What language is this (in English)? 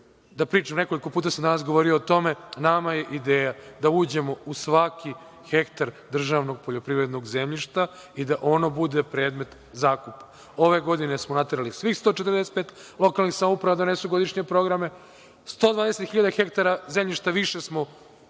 Serbian